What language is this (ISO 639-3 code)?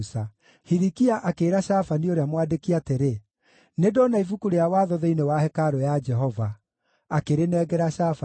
kik